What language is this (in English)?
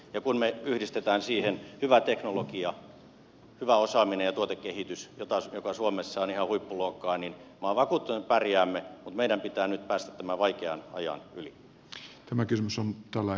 Finnish